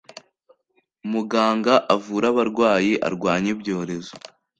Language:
Kinyarwanda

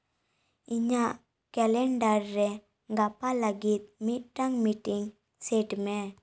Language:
Santali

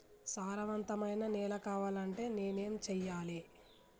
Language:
Telugu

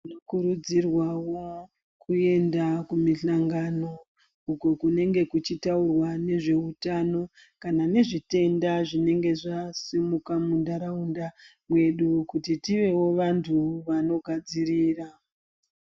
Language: Ndau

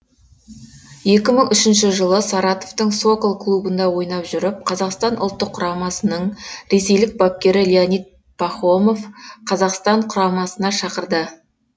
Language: Kazakh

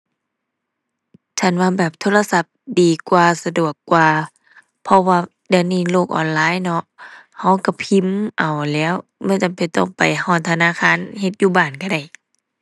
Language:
Thai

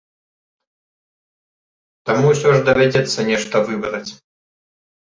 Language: Belarusian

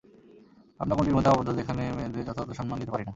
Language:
Bangla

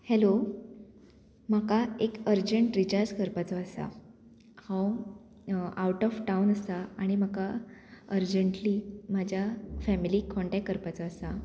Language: Konkani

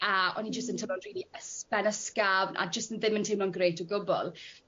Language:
Welsh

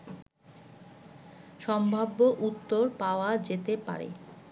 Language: Bangla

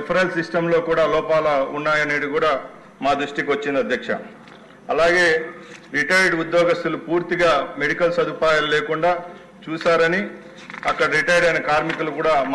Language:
Telugu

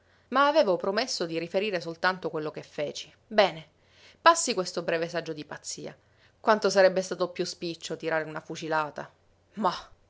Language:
Italian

